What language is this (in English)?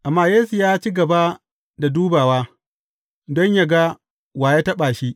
Hausa